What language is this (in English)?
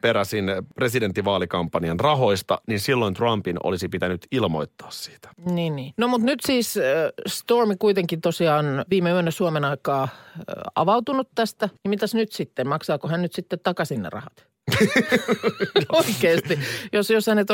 Finnish